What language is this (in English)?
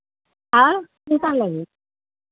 Maithili